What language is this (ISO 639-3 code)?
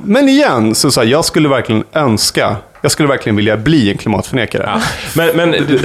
swe